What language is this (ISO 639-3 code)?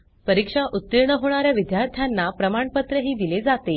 mar